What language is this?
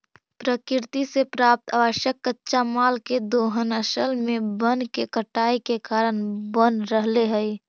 Magahi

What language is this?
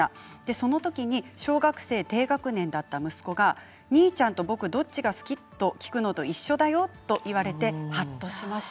Japanese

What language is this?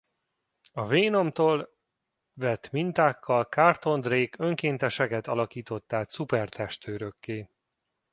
Hungarian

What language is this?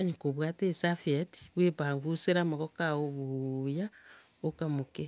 Gusii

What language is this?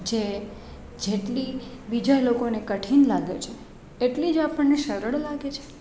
Gujarati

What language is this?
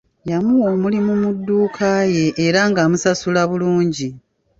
Ganda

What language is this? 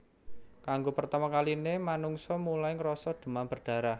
Javanese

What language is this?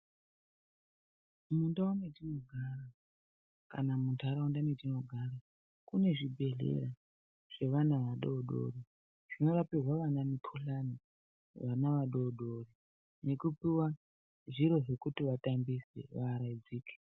Ndau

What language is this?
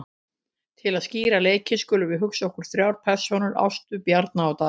Icelandic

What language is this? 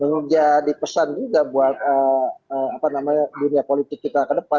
Indonesian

